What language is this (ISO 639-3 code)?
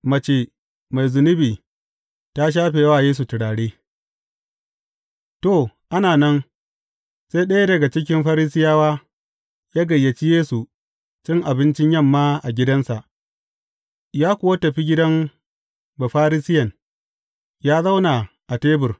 hau